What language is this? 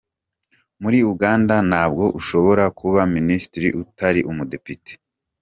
Kinyarwanda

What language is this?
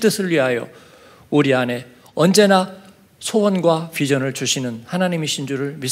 Korean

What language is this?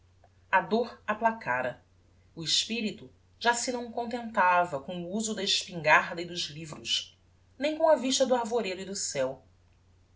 Portuguese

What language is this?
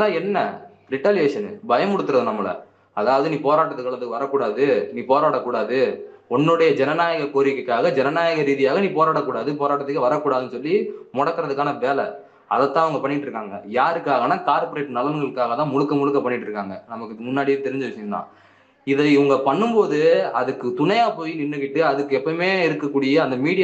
Tamil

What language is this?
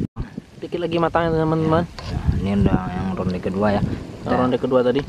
Indonesian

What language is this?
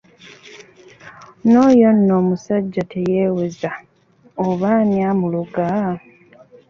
Ganda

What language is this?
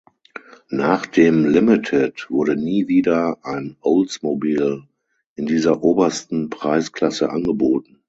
German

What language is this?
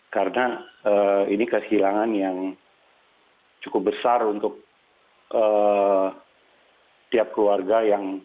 Indonesian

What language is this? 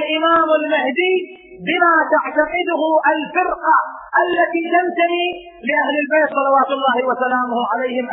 Arabic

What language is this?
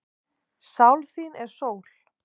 Icelandic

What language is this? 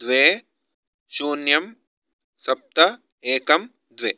Sanskrit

